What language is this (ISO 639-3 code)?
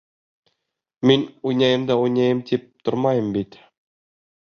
bak